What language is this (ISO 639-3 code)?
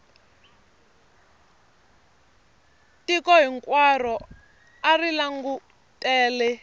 tso